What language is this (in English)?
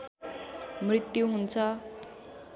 Nepali